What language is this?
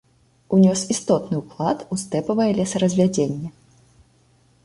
Belarusian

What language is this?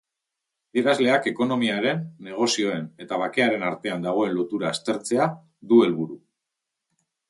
Basque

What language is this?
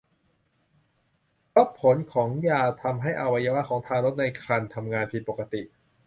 Thai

